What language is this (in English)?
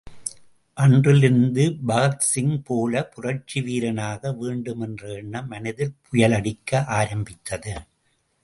Tamil